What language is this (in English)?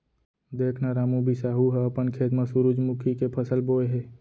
Chhattisgarhi